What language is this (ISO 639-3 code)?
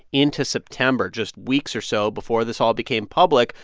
eng